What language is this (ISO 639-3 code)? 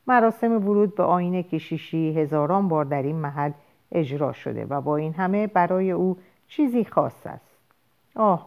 fas